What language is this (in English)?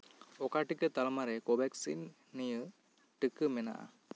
Santali